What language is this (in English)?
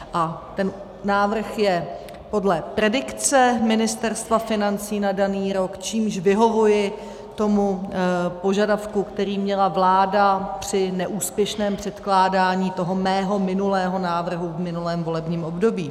Czech